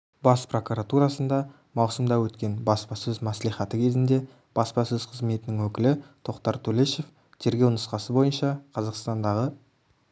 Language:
Kazakh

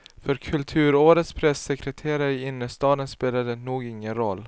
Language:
Swedish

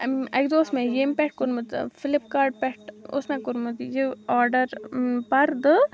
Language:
Kashmiri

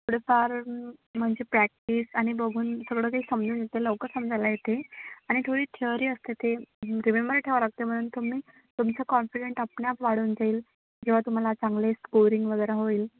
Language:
Marathi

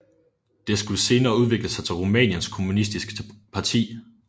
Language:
Danish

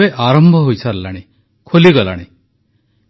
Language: Odia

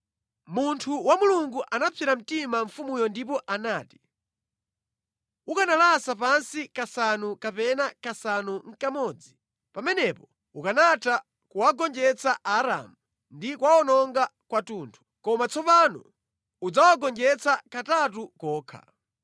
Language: Nyanja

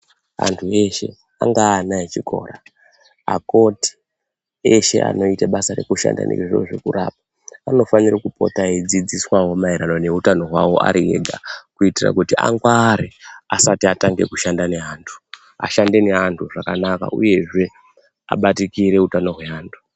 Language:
Ndau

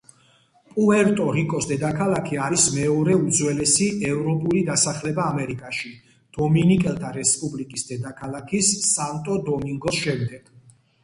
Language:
Georgian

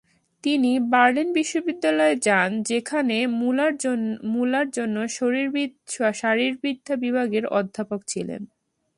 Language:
Bangla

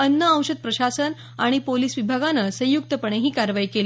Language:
Marathi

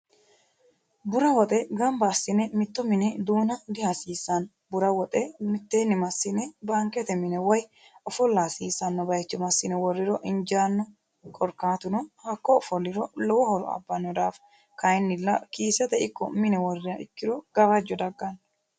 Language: Sidamo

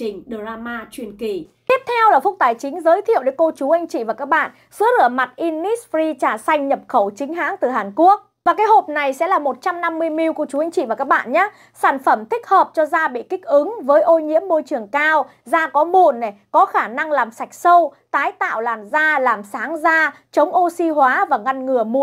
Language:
Vietnamese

